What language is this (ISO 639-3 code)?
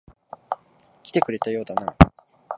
jpn